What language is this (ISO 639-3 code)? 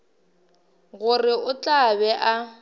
nso